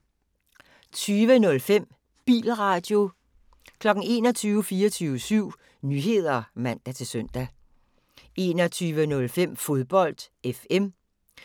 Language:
Danish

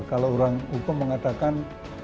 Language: Indonesian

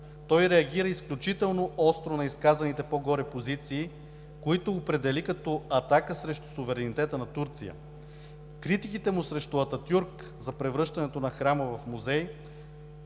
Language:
Bulgarian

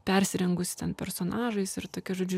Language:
Lithuanian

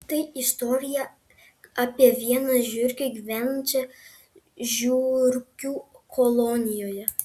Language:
Lithuanian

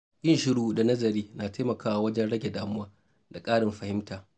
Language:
Hausa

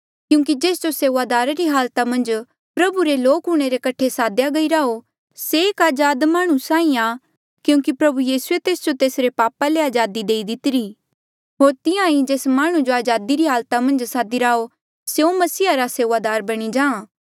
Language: Mandeali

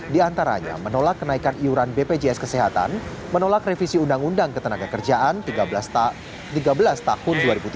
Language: Indonesian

